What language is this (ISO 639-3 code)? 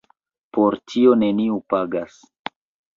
epo